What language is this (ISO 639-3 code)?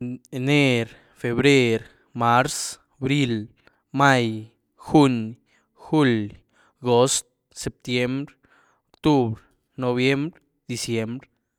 ztu